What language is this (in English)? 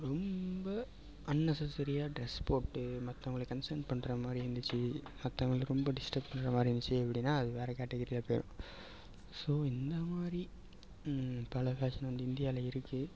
Tamil